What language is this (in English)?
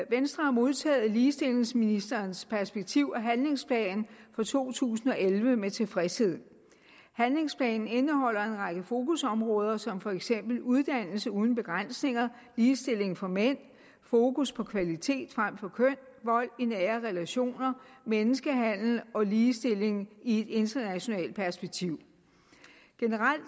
Danish